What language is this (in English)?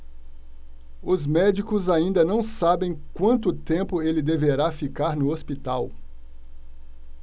Portuguese